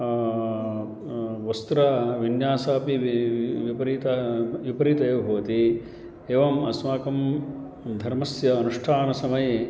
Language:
Sanskrit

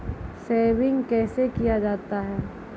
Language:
Maithili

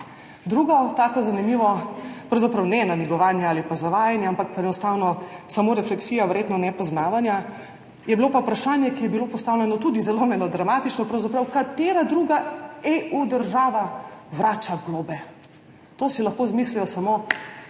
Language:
Slovenian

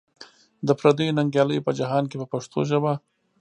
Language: Pashto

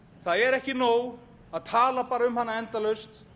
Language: Icelandic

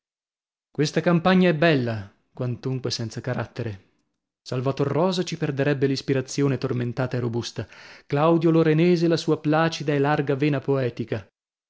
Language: Italian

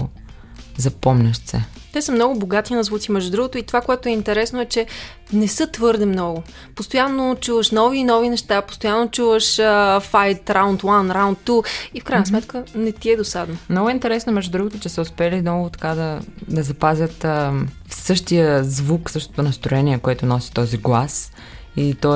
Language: Bulgarian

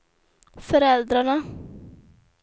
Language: Swedish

